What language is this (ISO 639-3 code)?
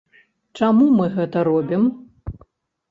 bel